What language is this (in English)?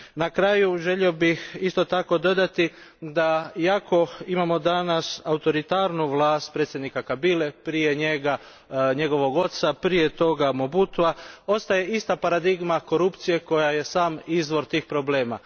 Croatian